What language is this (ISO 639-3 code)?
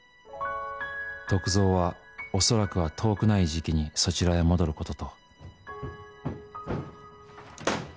jpn